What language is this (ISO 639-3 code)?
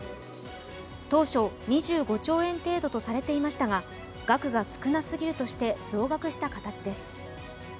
jpn